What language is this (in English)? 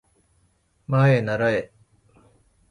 Japanese